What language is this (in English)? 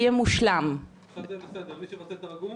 Hebrew